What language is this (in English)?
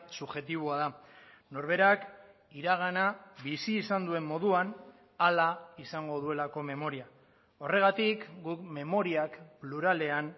Basque